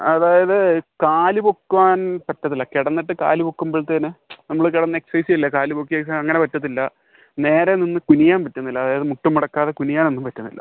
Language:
Malayalam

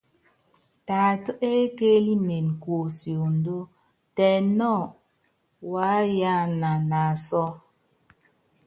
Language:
Yangben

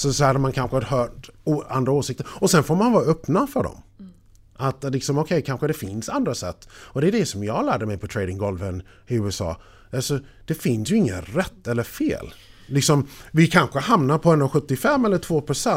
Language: Swedish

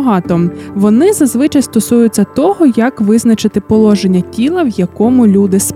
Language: Ukrainian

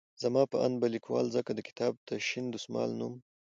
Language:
Pashto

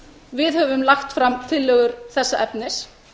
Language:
Icelandic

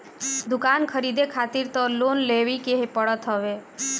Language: Bhojpuri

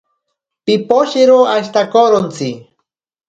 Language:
Ashéninka Perené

